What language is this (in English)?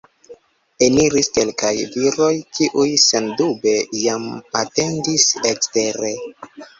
Esperanto